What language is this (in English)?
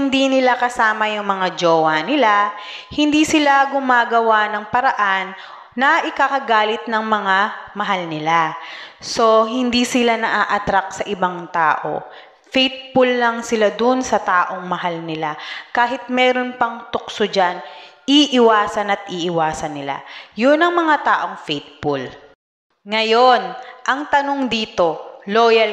Filipino